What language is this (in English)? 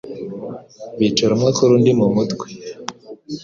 Kinyarwanda